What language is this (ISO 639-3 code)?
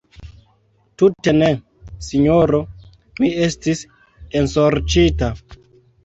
epo